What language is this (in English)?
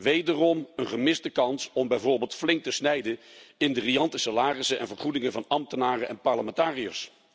Dutch